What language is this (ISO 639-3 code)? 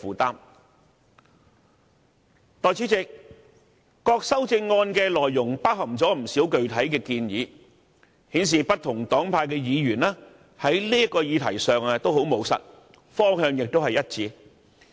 yue